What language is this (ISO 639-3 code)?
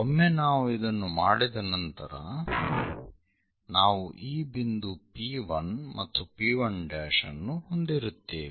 kan